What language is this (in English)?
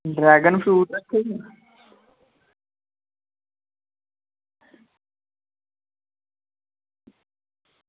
Dogri